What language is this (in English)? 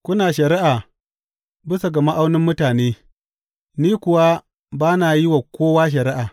Hausa